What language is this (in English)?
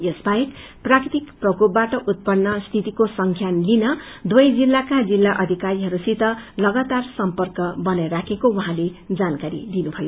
Nepali